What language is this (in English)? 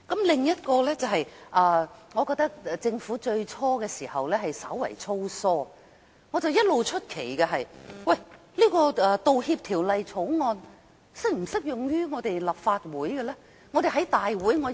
Cantonese